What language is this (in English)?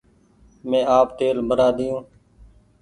Goaria